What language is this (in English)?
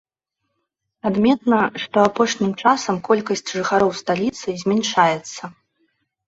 Belarusian